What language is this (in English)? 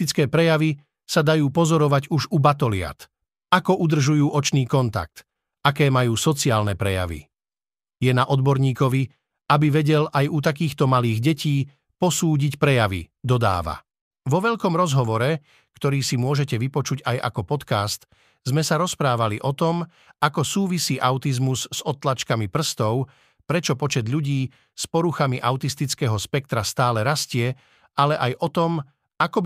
Slovak